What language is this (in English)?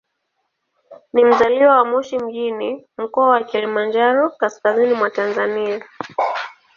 Swahili